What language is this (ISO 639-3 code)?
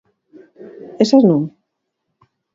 glg